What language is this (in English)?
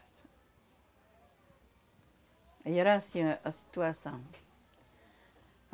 Portuguese